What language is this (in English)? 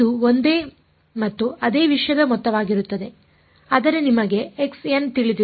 Kannada